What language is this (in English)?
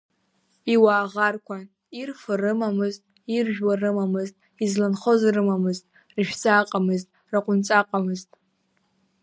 Abkhazian